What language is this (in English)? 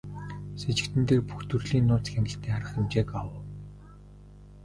Mongolian